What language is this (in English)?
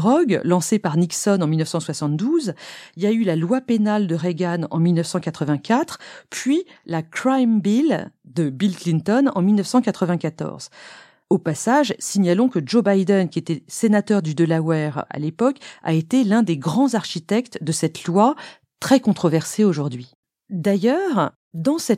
French